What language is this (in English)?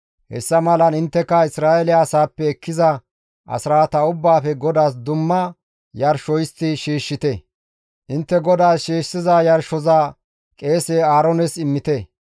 Gamo